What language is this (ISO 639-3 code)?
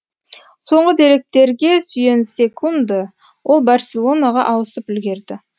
kaz